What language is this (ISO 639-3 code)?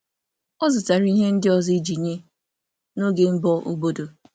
ibo